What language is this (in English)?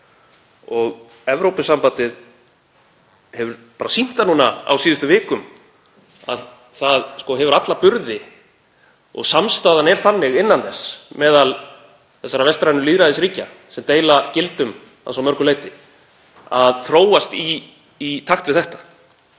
Icelandic